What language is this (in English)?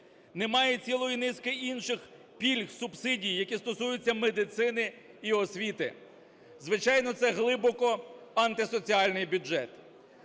Ukrainian